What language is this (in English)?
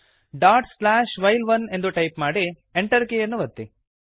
Kannada